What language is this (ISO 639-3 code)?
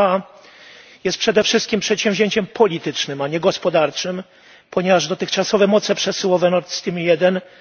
pol